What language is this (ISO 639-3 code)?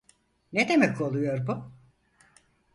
tur